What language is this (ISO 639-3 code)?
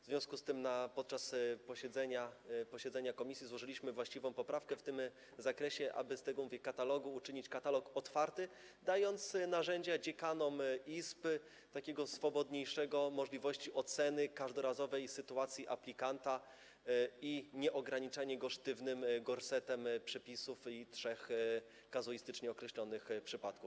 pol